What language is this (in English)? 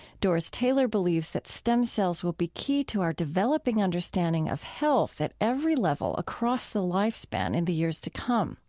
English